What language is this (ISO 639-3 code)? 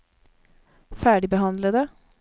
nor